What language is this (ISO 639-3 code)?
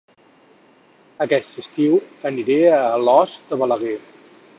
cat